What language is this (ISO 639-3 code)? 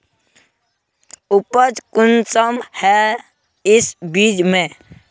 mag